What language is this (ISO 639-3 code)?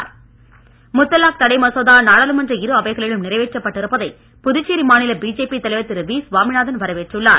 tam